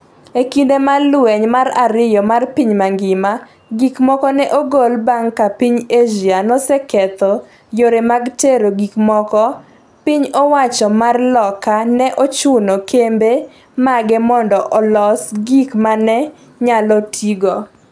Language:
Luo (Kenya and Tanzania)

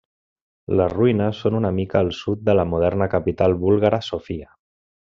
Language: Catalan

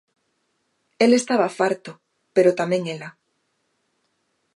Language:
Galician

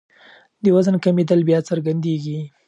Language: Pashto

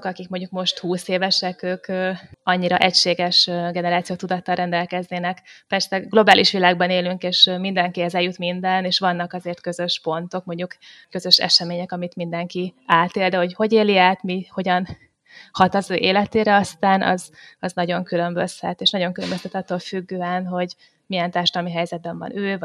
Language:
Hungarian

